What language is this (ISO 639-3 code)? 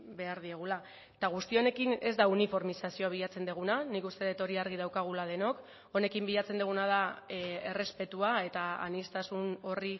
eus